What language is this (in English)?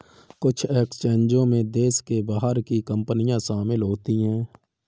Hindi